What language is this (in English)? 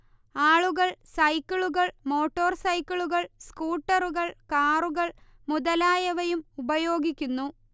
Malayalam